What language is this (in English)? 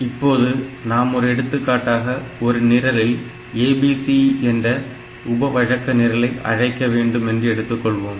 Tamil